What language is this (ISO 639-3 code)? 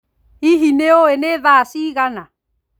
kik